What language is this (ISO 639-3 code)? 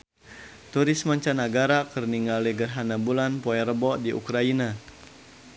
sun